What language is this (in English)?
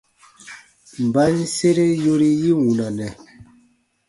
Baatonum